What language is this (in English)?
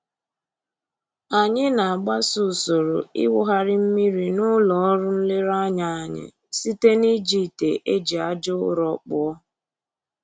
Igbo